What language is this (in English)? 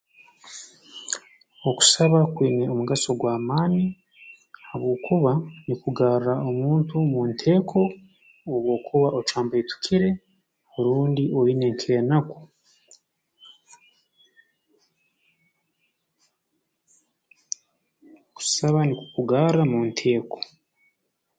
Tooro